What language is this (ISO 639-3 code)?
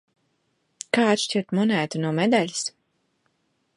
lav